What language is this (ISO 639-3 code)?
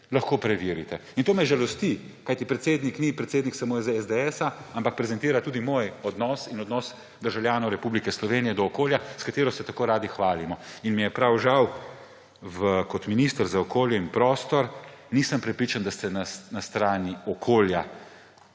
slv